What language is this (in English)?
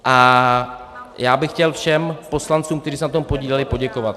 Czech